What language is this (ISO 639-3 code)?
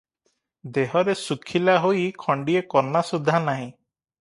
ori